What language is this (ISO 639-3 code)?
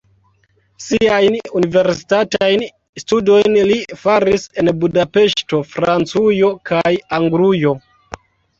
epo